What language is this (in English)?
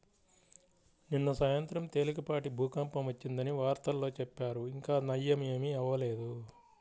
Telugu